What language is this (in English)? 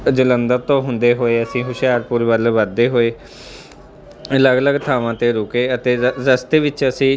Punjabi